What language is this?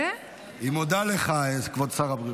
Hebrew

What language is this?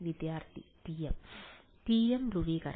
Malayalam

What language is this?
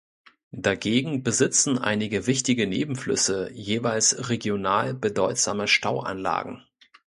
German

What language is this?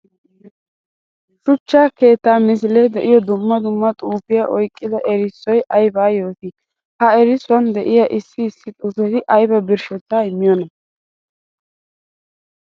Wolaytta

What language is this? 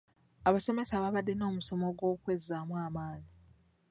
Ganda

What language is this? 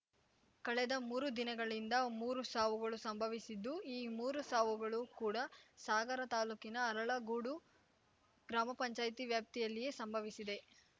Kannada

